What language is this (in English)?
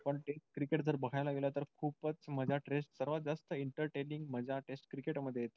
Marathi